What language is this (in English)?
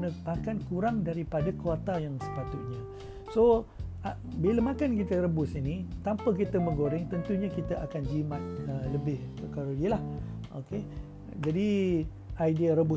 Malay